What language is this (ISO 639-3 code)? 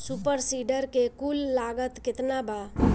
bho